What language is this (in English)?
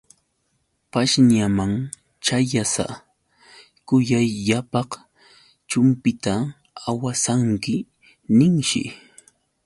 Yauyos Quechua